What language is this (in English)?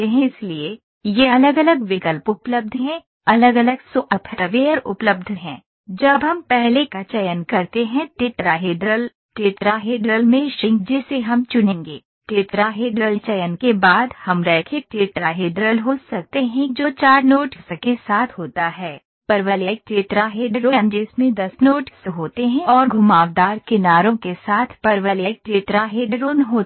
Hindi